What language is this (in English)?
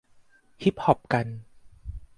Thai